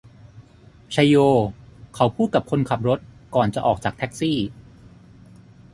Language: Thai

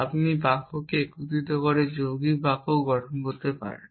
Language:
Bangla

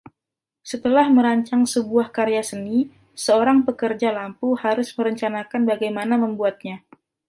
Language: Indonesian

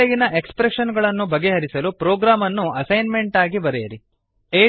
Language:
Kannada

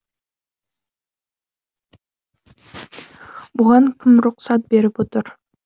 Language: Kazakh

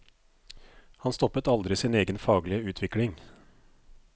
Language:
Norwegian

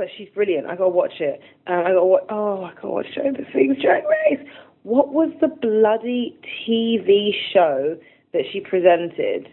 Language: English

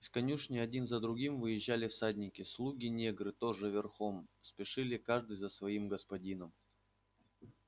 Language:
Russian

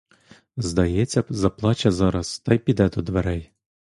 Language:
Ukrainian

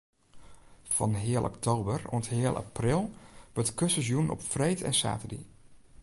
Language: Western Frisian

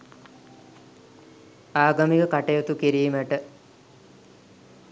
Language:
Sinhala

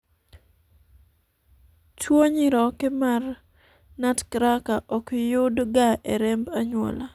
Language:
Luo (Kenya and Tanzania)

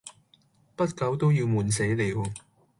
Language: Cantonese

